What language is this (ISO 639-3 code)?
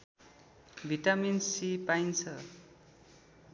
nep